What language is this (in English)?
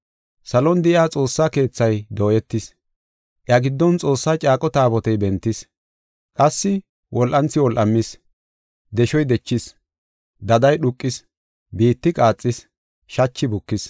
Gofa